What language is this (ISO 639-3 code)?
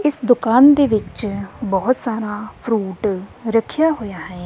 pan